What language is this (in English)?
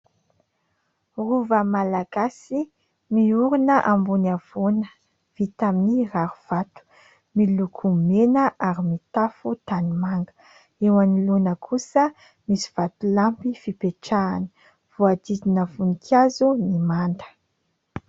Malagasy